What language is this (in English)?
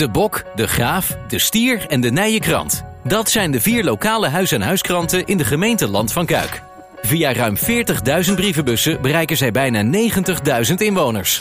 Dutch